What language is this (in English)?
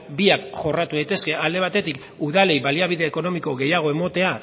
Basque